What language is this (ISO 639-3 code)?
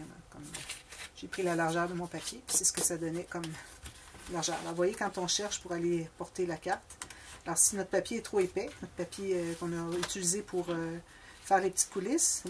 fra